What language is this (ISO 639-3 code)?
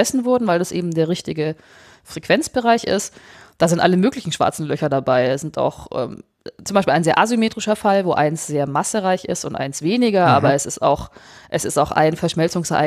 deu